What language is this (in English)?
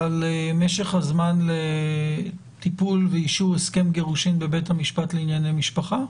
Hebrew